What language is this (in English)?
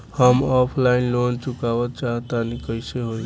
Bhojpuri